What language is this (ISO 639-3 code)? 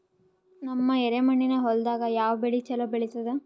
kan